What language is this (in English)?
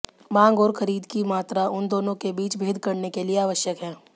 Hindi